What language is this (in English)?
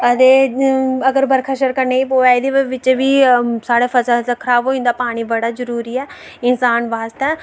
Dogri